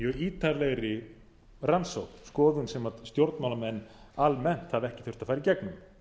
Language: Icelandic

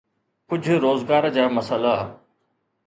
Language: Sindhi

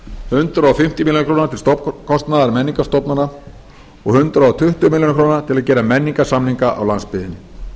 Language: Icelandic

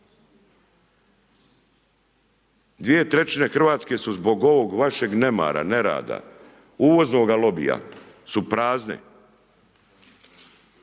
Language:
Croatian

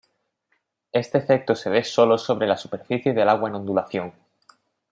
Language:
Spanish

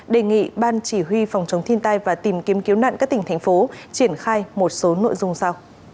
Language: Vietnamese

